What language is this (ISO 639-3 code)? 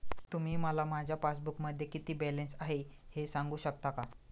mar